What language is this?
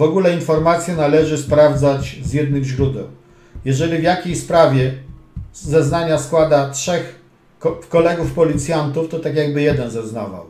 Polish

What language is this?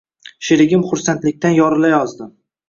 Uzbek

